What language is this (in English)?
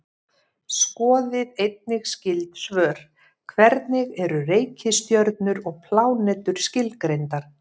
Icelandic